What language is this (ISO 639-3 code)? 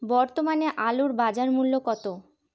ben